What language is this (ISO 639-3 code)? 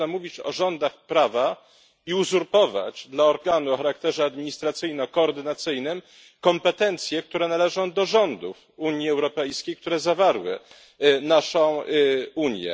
pol